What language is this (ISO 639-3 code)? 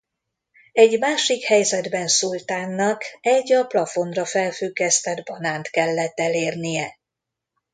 hun